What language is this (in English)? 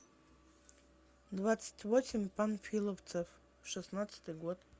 Russian